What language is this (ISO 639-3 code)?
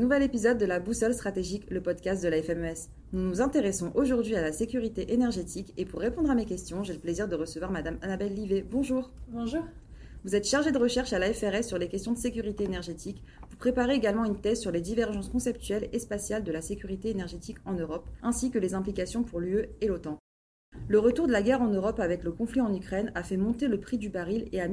fra